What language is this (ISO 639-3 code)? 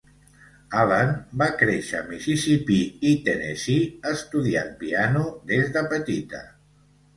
cat